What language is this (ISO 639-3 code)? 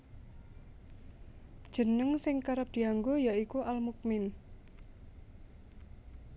jav